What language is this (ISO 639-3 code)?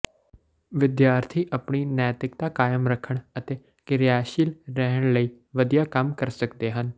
pan